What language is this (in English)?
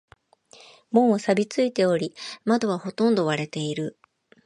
Japanese